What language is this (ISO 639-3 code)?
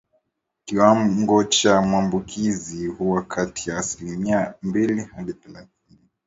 swa